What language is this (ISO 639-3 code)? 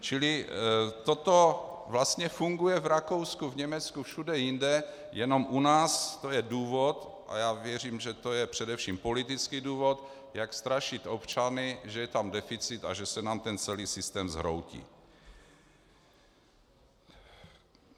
ces